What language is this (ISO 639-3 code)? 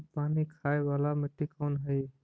mag